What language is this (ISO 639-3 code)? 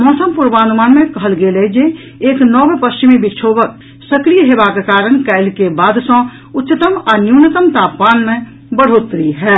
mai